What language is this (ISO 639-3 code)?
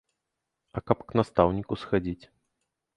bel